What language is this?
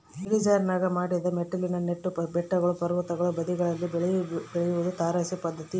Kannada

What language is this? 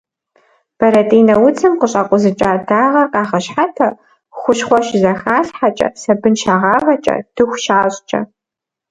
Kabardian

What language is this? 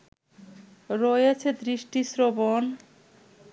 Bangla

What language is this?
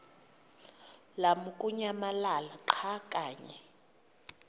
Xhosa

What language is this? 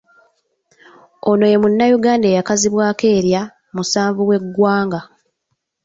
Ganda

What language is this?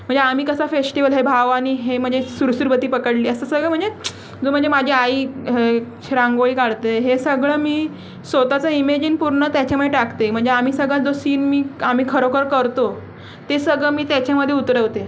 Marathi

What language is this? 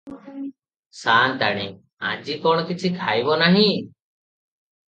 Odia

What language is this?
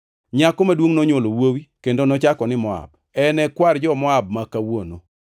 Luo (Kenya and Tanzania)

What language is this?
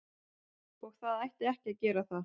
Icelandic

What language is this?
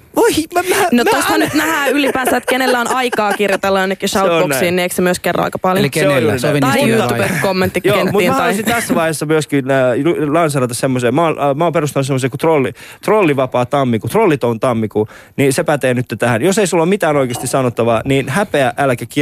Finnish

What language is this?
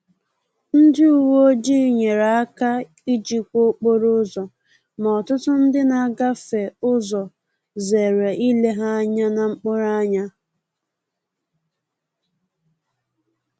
Igbo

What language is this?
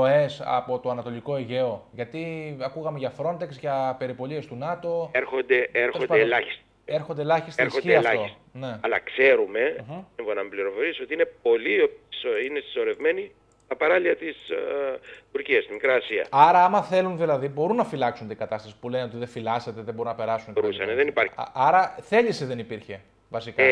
Greek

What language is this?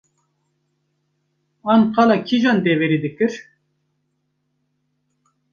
Kurdish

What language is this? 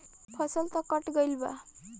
Bhojpuri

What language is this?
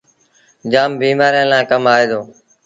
Sindhi Bhil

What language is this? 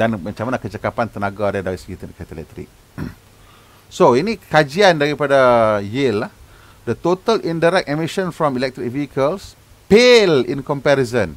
Malay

